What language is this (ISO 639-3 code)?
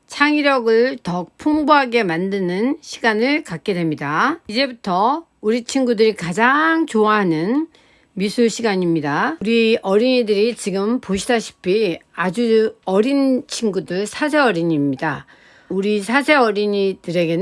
kor